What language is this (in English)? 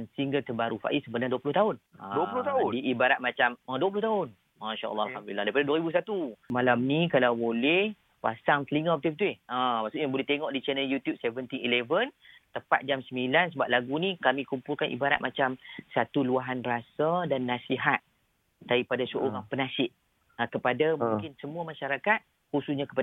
Malay